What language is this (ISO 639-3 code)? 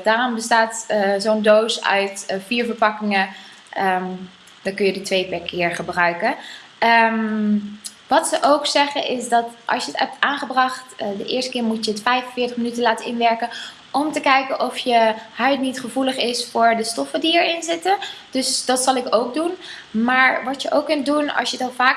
nld